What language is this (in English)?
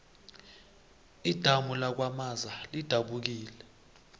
South Ndebele